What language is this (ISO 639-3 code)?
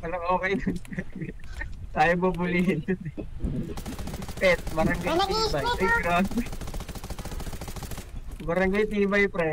fil